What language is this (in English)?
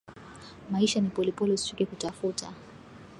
Swahili